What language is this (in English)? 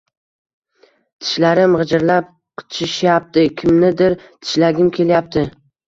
Uzbek